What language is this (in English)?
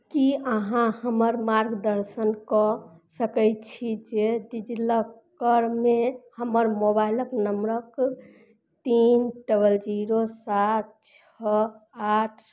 Maithili